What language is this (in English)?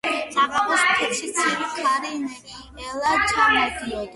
Georgian